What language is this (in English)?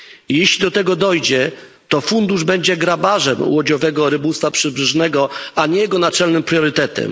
Polish